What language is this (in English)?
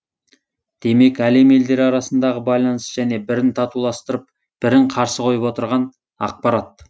Kazakh